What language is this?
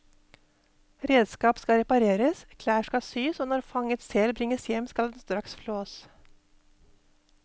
Norwegian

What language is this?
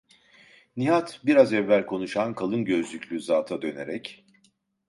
Turkish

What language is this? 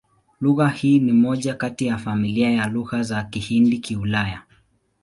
Swahili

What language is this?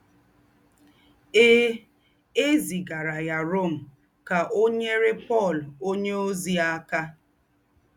Igbo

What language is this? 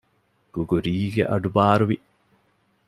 Divehi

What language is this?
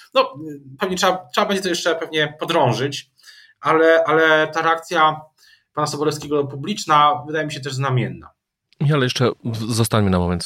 Polish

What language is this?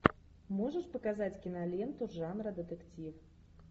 Russian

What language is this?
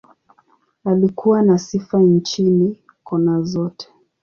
Swahili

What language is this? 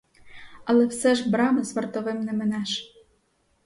Ukrainian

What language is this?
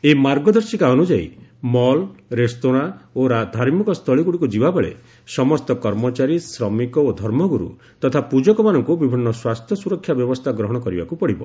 Odia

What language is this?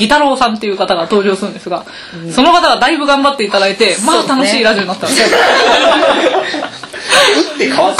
Japanese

